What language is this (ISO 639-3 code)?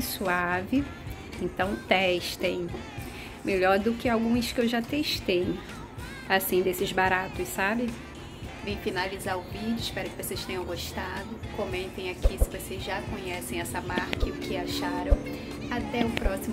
por